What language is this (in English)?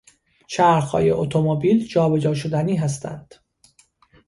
Persian